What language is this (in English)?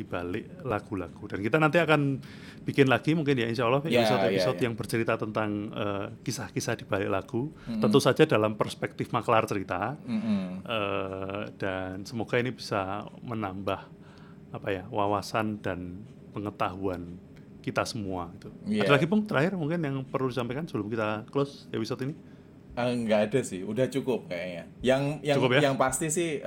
Indonesian